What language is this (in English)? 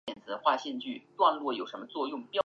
Chinese